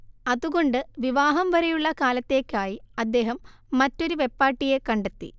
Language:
Malayalam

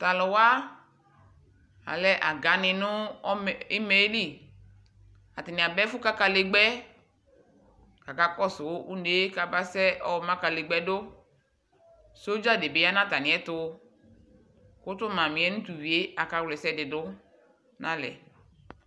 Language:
Ikposo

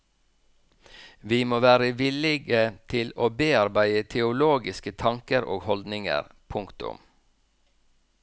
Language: Norwegian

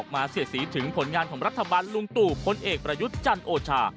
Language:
Thai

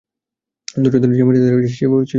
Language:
Bangla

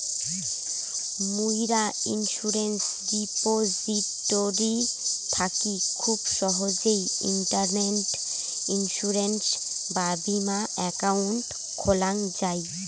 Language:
Bangla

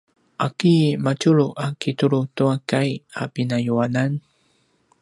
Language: Paiwan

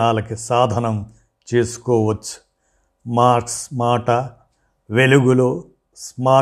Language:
Telugu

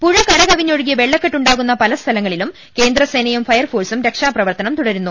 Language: Malayalam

